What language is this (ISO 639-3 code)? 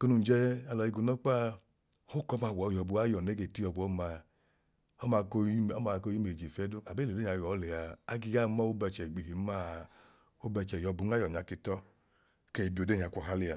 idu